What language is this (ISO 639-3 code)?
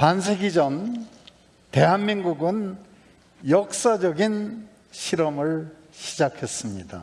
kor